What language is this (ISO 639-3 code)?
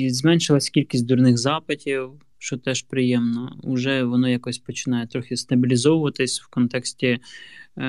ukr